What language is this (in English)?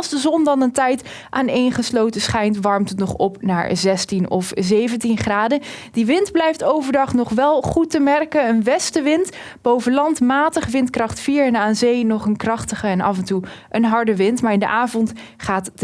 Dutch